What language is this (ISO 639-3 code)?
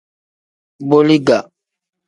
kdh